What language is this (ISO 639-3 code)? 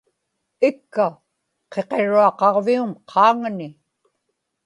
ipk